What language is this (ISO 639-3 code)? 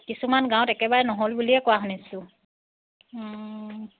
asm